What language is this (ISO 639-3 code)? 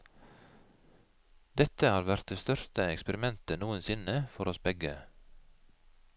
nor